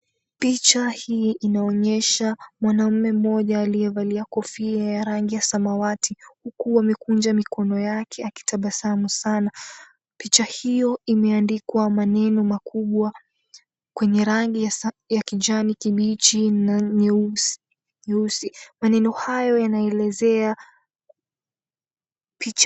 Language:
Swahili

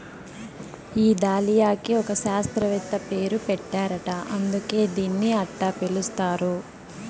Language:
Telugu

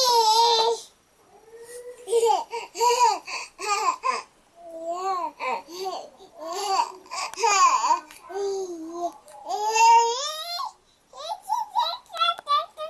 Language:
Dutch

